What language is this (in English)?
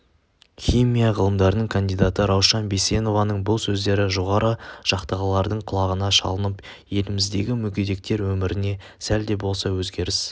Kazakh